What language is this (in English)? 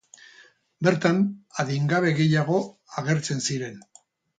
Basque